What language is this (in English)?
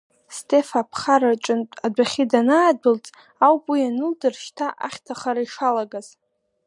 Abkhazian